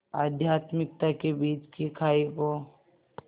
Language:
Hindi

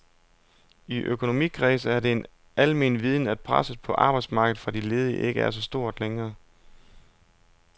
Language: Danish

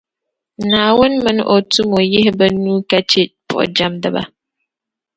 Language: Dagbani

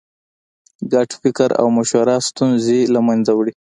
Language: Pashto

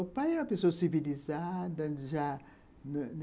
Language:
Portuguese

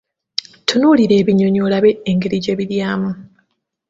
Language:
Ganda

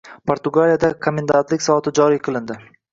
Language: Uzbek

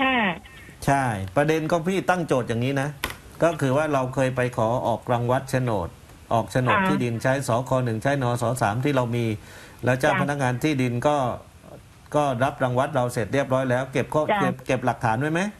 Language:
Thai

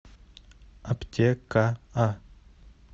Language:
Russian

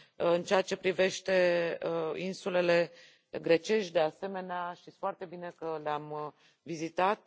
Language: Romanian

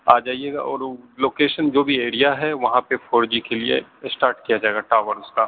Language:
Urdu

